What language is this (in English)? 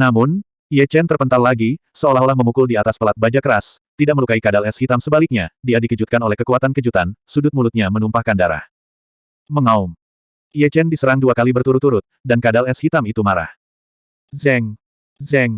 Indonesian